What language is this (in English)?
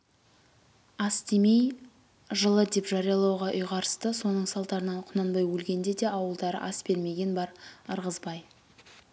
Kazakh